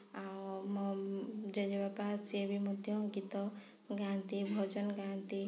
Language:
Odia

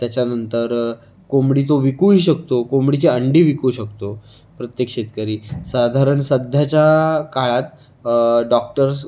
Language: Marathi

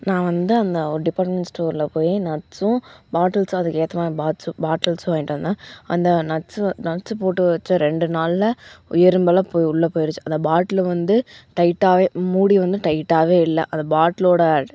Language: Tamil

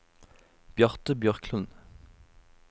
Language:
Norwegian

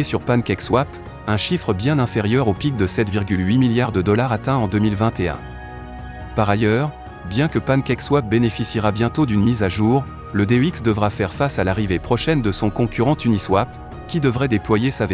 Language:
French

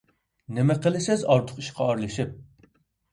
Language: Uyghur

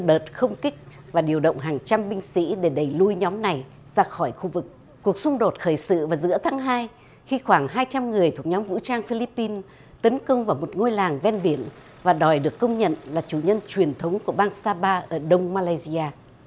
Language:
Vietnamese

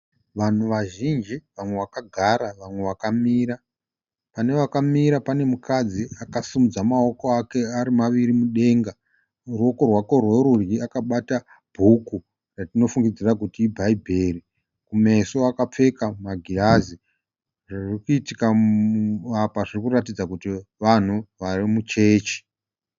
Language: Shona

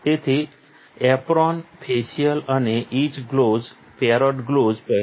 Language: Gujarati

